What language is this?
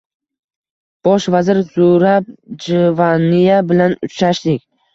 Uzbek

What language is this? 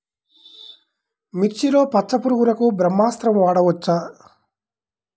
Telugu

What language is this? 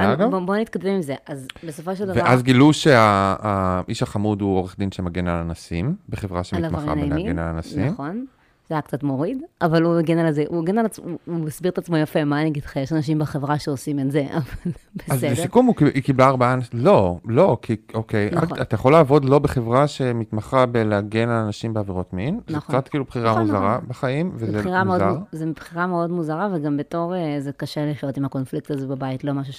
Hebrew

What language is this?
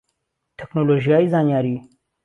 Central Kurdish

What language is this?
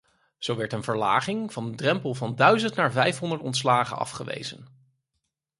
Dutch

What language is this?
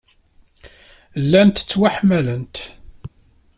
Kabyle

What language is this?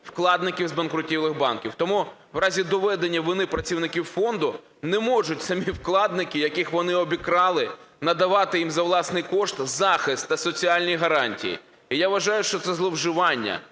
Ukrainian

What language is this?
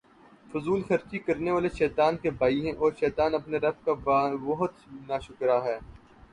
Urdu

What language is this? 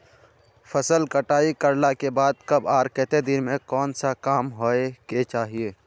Magahi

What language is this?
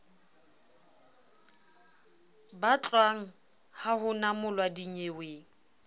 Southern Sotho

